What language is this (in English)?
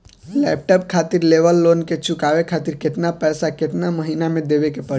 Bhojpuri